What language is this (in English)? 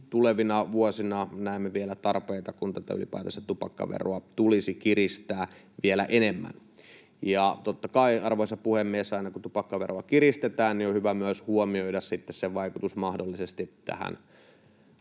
Finnish